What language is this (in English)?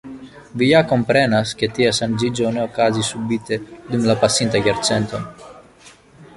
Esperanto